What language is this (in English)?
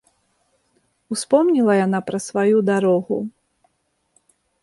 Belarusian